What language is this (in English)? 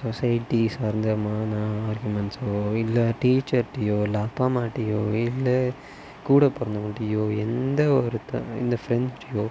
Tamil